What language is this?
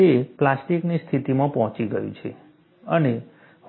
Gujarati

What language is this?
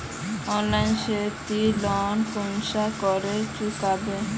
Magahi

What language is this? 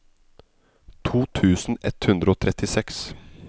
Norwegian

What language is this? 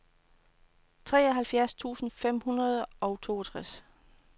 Danish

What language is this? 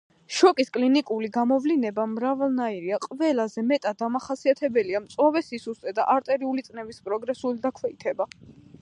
Georgian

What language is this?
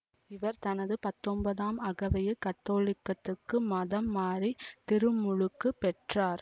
Tamil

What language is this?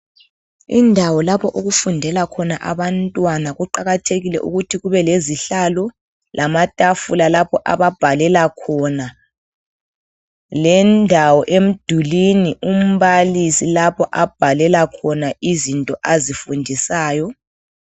North Ndebele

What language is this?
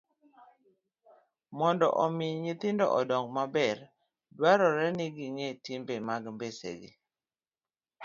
Luo (Kenya and Tanzania)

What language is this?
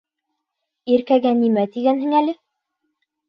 Bashkir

